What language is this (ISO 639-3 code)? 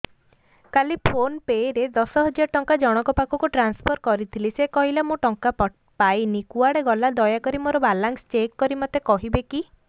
ori